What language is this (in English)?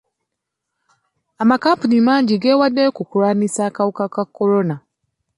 Ganda